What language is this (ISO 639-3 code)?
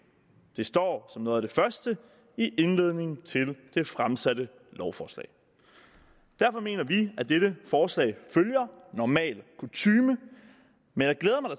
dan